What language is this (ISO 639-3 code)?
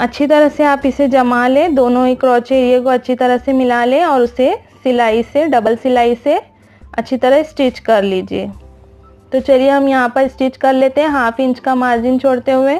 hin